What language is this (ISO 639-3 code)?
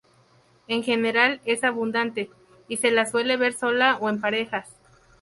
spa